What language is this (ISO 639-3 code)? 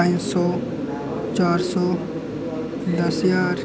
doi